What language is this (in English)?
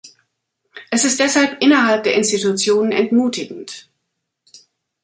German